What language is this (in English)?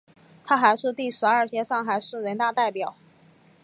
Chinese